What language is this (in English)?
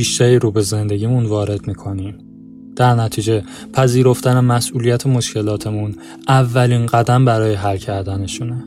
Persian